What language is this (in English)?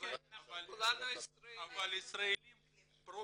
Hebrew